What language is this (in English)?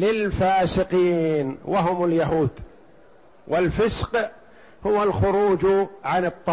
Arabic